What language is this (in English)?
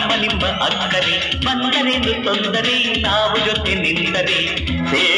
Arabic